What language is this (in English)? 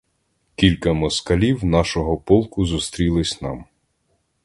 Ukrainian